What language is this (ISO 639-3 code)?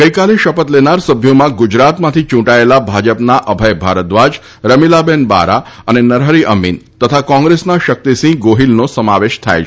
guj